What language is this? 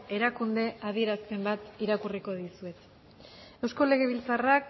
Basque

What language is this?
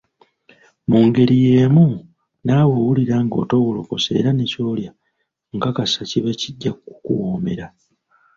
Ganda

